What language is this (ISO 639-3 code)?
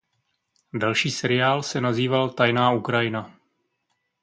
ces